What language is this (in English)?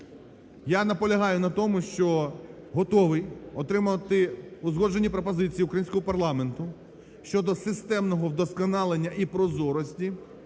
Ukrainian